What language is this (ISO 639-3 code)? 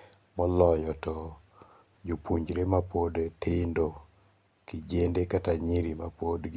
luo